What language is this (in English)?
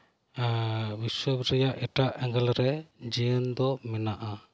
Santali